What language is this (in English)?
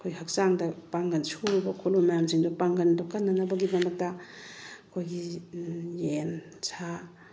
Manipuri